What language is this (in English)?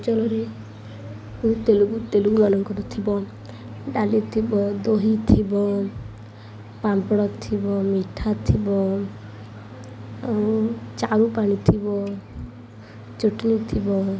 Odia